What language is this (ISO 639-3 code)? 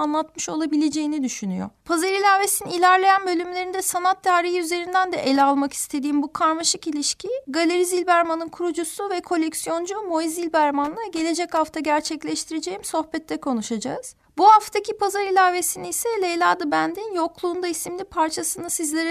tur